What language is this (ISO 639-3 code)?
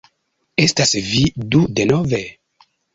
epo